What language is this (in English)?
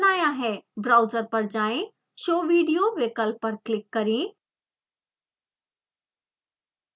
Hindi